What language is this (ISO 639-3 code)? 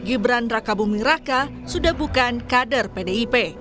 ind